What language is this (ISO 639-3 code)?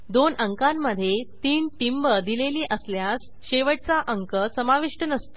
mar